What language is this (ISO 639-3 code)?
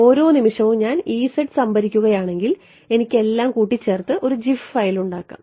mal